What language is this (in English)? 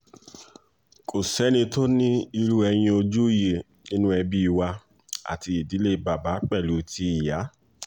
Yoruba